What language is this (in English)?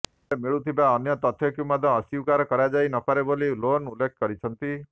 Odia